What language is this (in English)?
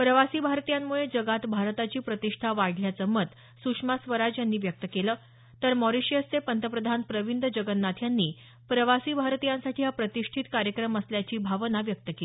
Marathi